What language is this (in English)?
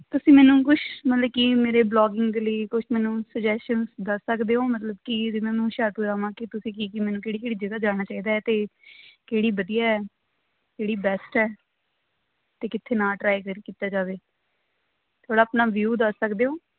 Punjabi